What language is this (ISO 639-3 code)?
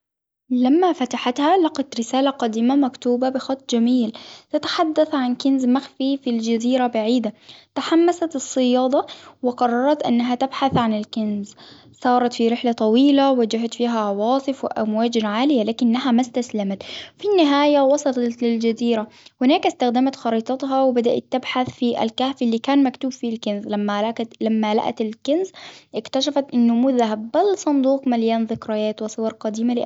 acw